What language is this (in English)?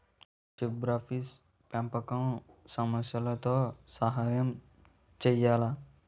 Telugu